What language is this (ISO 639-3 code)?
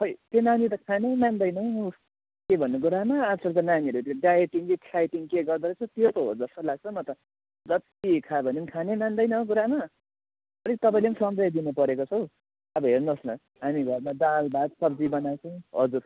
nep